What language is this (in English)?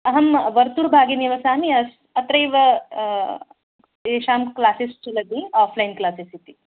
Sanskrit